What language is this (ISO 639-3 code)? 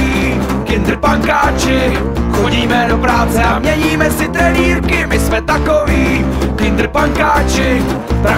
ces